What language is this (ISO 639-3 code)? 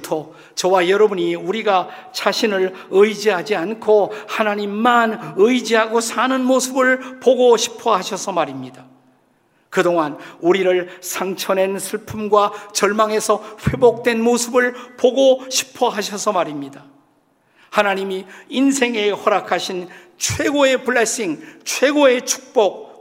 kor